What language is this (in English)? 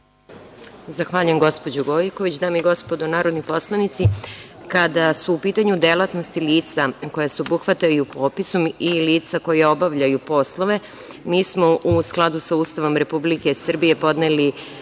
Serbian